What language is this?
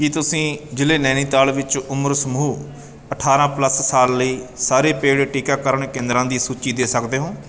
Punjabi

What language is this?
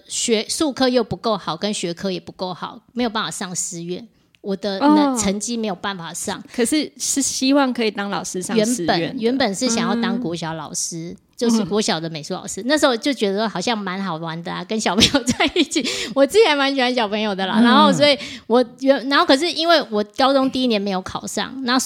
Chinese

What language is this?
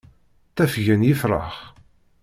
Kabyle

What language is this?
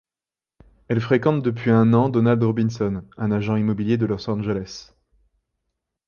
French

